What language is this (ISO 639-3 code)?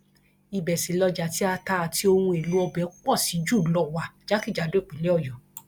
yor